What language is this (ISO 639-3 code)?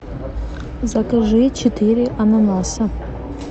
rus